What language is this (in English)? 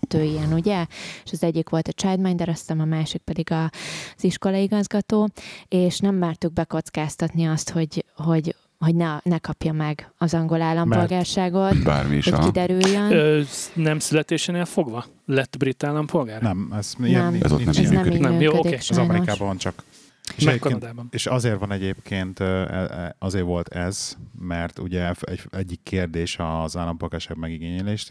Hungarian